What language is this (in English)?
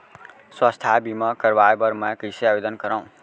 Chhattisgarhi